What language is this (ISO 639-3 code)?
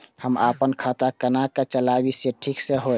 mai